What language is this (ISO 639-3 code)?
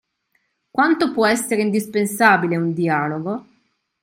ita